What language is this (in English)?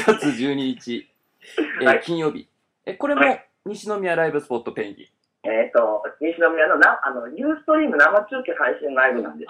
Japanese